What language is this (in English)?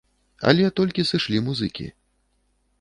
Belarusian